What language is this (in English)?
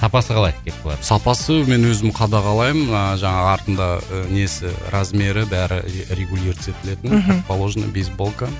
Kazakh